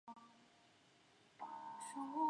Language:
Chinese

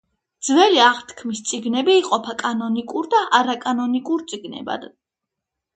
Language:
Georgian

